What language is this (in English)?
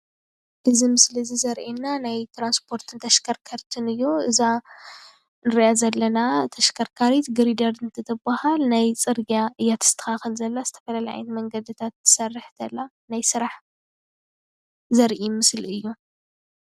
Tigrinya